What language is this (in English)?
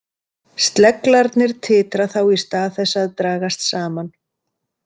Icelandic